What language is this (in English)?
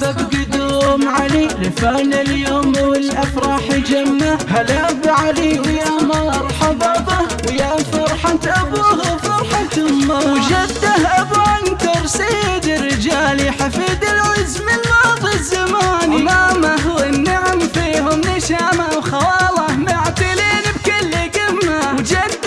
Arabic